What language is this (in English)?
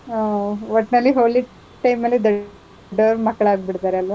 Kannada